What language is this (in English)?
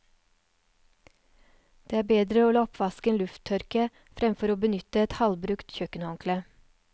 Norwegian